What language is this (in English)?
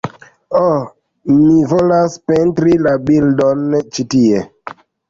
Esperanto